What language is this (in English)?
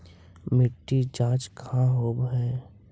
Magahi